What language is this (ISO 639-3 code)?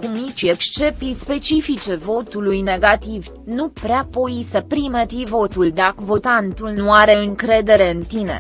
ron